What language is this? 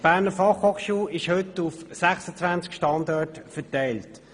Swiss German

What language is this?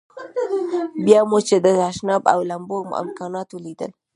Pashto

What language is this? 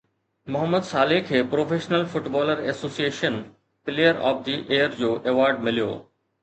Sindhi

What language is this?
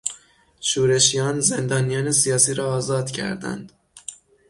Persian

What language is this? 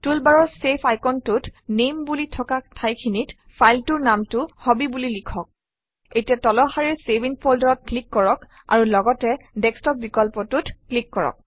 Assamese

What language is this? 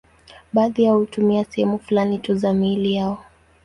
Swahili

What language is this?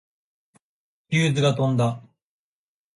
Japanese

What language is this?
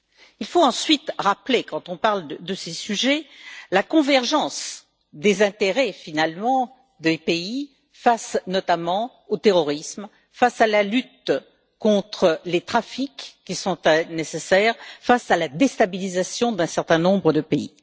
French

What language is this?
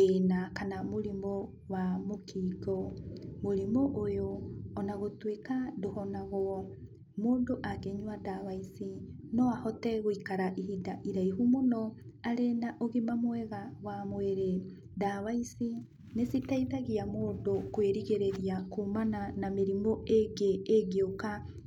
Kikuyu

